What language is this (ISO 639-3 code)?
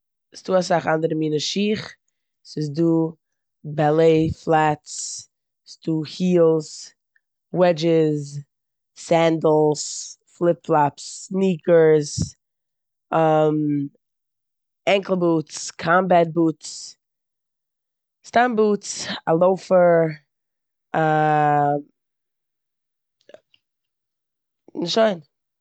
yid